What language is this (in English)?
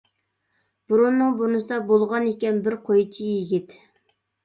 Uyghur